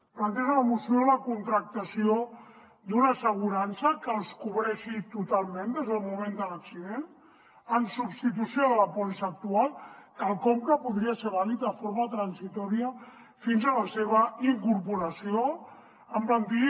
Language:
Catalan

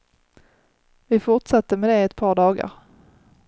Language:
Swedish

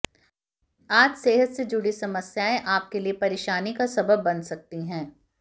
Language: Hindi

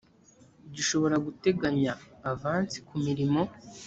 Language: Kinyarwanda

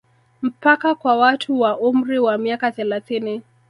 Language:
Swahili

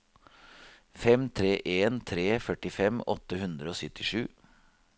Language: Norwegian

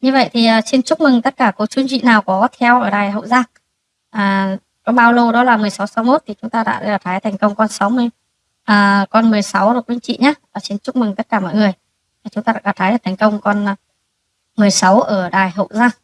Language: Vietnamese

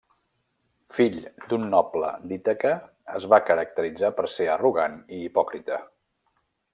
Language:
Catalan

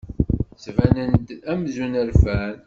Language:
Kabyle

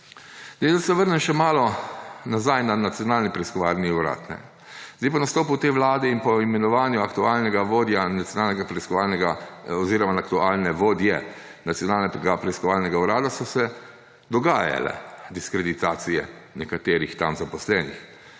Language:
Slovenian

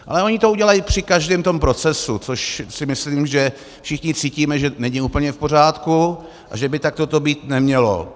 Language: Czech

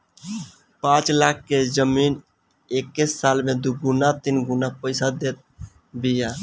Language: Bhojpuri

